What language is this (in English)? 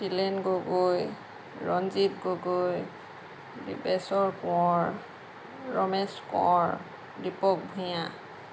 Assamese